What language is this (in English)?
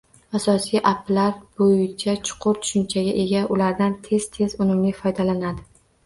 Uzbek